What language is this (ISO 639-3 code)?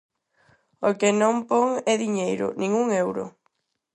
glg